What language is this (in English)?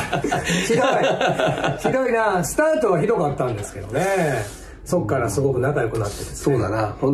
Japanese